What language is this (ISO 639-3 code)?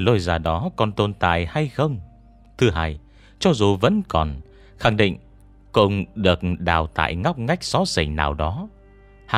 vie